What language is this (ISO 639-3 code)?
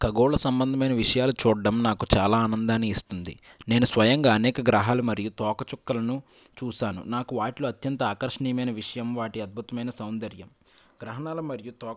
tel